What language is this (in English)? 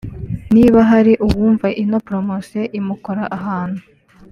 Kinyarwanda